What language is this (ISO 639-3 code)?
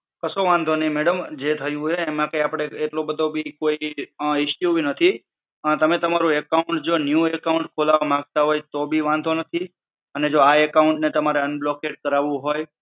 guj